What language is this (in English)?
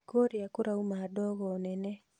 Kikuyu